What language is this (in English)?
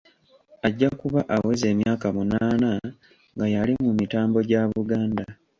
Ganda